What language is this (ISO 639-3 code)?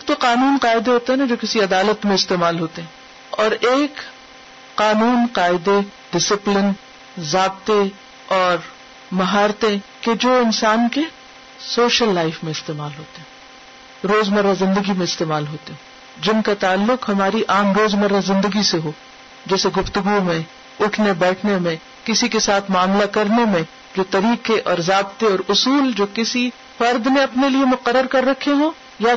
urd